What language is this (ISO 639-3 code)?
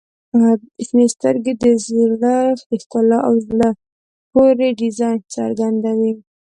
pus